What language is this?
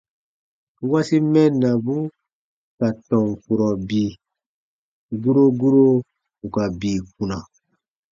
Baatonum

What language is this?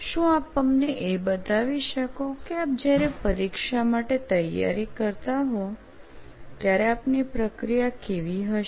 Gujarati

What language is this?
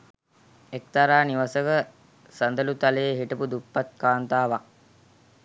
Sinhala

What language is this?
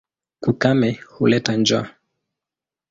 Swahili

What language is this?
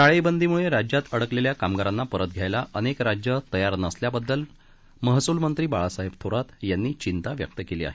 Marathi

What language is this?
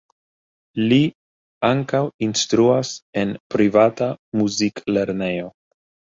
Esperanto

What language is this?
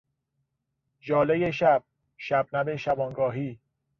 Persian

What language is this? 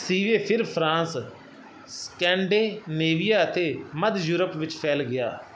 Punjabi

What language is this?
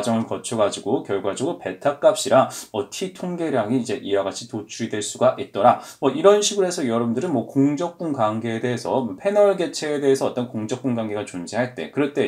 Korean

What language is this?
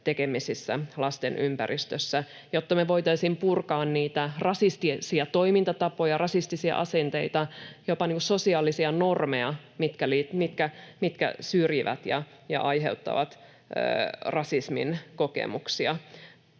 Finnish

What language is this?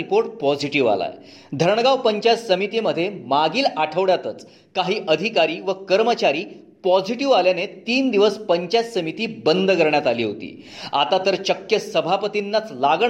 Marathi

